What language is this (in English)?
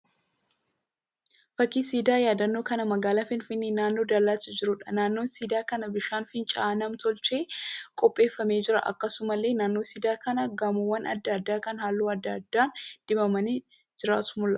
Oromo